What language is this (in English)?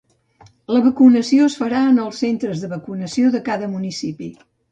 Catalan